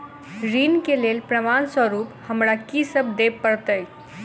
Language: Maithili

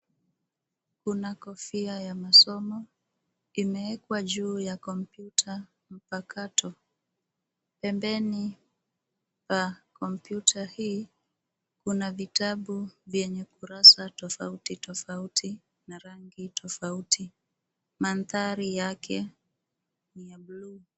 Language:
Swahili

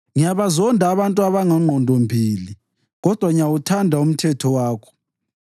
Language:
North Ndebele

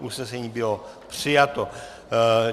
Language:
Czech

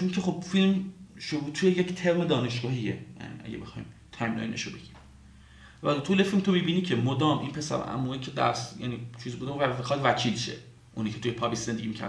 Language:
Persian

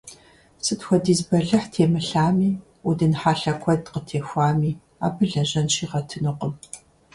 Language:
Kabardian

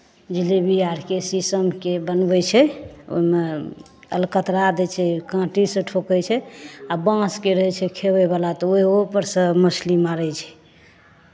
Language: Maithili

